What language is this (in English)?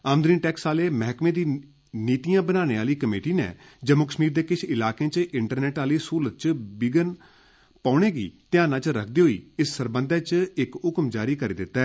Dogri